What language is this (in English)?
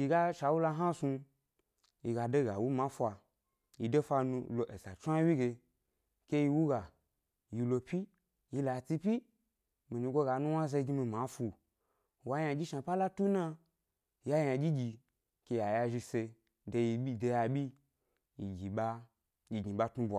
Gbari